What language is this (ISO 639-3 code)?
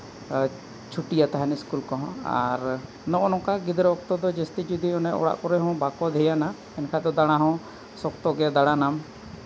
sat